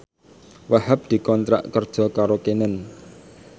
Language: Javanese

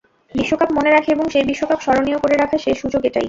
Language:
Bangla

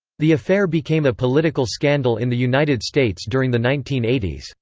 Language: English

